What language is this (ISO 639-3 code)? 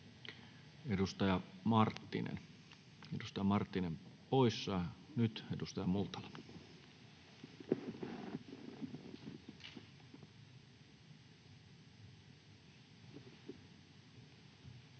fin